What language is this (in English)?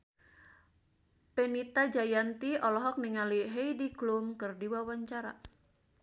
Sundanese